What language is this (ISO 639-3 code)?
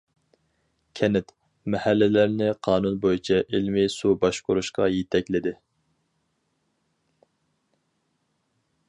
uig